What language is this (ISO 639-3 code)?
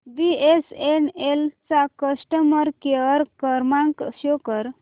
mar